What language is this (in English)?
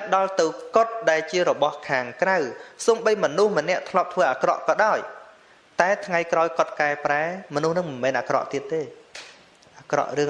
Vietnamese